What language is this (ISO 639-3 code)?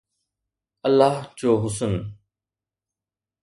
snd